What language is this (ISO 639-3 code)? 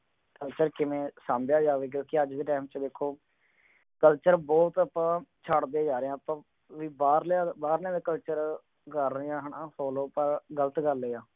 pan